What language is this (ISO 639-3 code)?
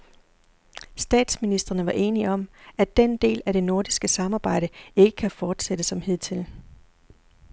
dan